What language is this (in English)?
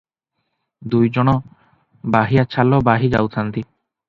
Odia